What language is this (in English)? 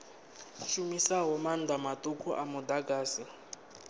Venda